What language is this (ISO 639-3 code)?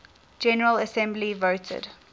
eng